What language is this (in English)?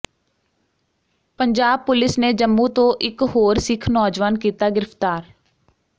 Punjabi